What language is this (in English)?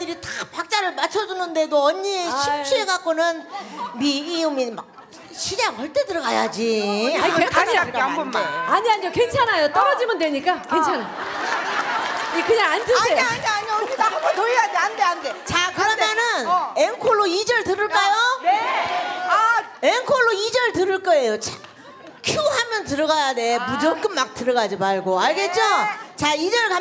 Korean